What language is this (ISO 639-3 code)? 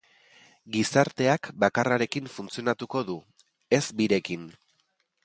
eus